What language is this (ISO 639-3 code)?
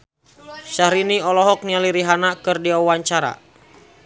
sun